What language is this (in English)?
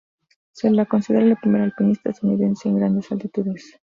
Spanish